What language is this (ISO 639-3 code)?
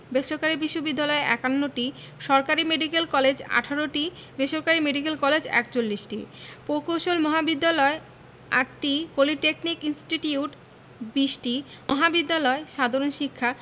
ben